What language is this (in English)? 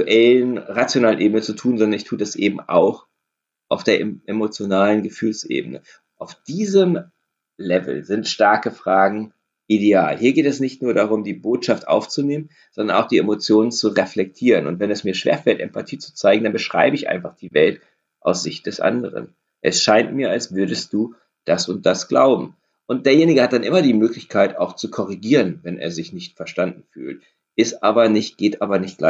German